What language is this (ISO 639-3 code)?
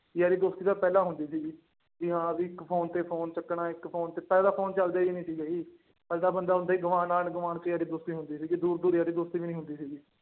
pan